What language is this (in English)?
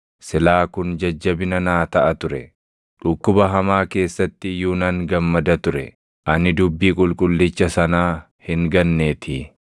Oromo